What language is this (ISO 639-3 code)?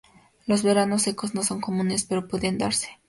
spa